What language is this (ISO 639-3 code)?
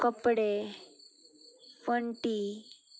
kok